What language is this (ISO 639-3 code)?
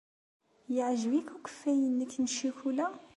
kab